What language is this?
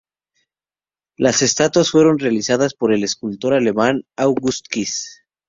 Spanish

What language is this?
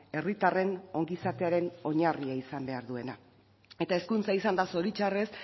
Basque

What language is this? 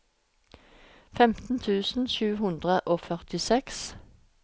Norwegian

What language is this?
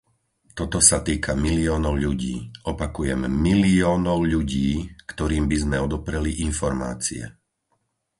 Slovak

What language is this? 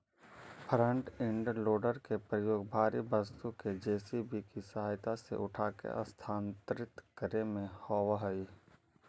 Magahi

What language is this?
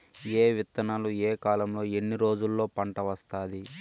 Telugu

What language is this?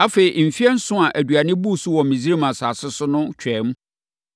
Akan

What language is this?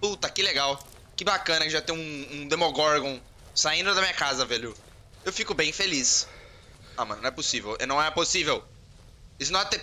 Portuguese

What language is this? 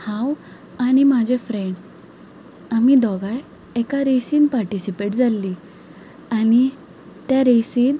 Konkani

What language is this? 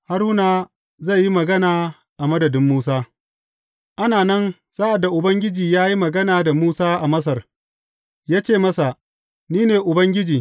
Hausa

